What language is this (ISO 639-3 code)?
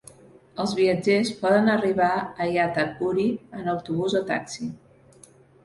cat